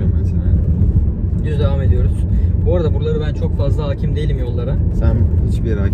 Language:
Turkish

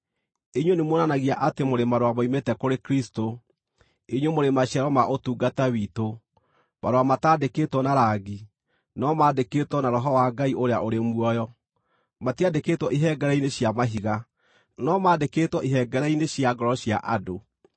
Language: Kikuyu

